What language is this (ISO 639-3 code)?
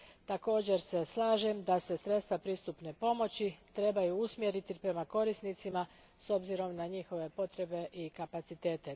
hrv